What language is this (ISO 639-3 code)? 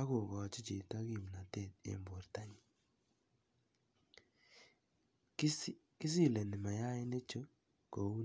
kln